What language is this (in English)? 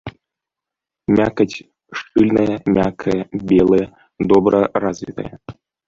Belarusian